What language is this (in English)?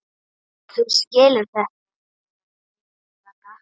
Icelandic